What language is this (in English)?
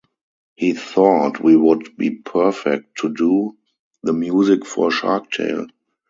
English